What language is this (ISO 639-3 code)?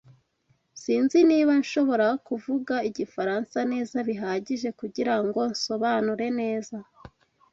kin